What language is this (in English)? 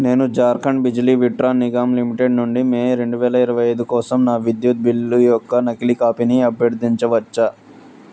Telugu